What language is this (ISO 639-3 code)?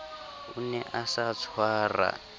sot